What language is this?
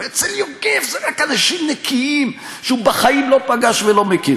Hebrew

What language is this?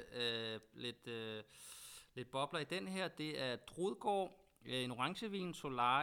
Danish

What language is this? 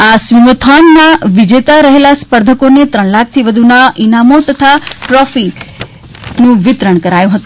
Gujarati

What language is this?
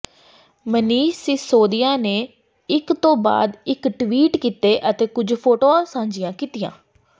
Punjabi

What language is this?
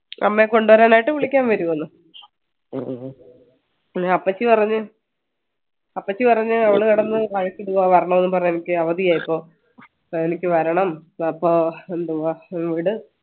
Malayalam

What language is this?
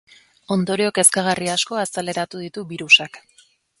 Basque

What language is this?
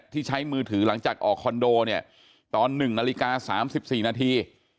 Thai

